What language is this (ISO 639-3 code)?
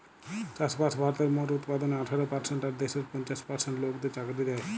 ben